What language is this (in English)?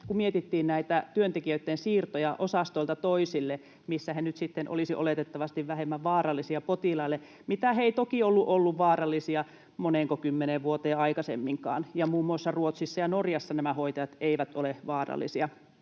Finnish